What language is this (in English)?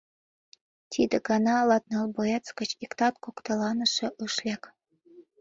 Mari